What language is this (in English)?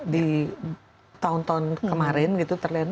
Indonesian